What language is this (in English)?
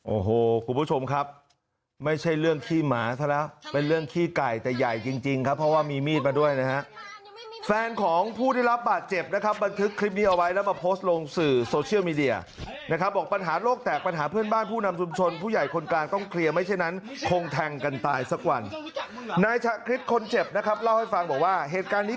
Thai